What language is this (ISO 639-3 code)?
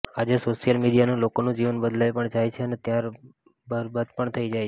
guj